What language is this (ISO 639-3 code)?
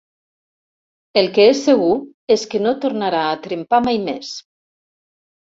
cat